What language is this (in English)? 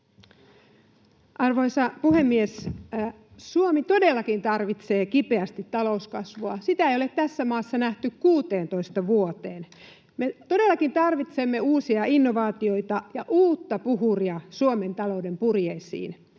Finnish